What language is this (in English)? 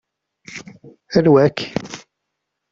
Kabyle